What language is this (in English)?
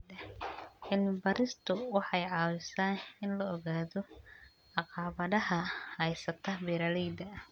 Somali